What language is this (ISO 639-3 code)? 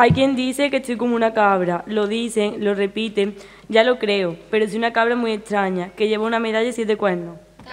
spa